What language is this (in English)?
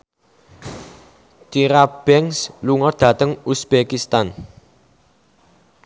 Javanese